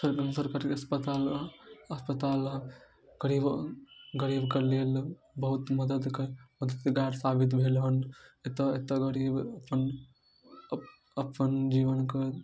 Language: Maithili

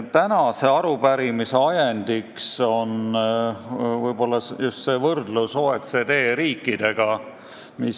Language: Estonian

